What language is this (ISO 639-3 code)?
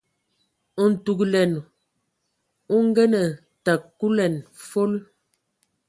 ewo